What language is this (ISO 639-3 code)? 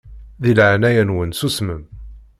kab